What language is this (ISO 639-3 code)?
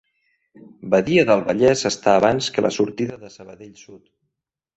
cat